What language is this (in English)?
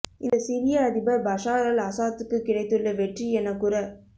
Tamil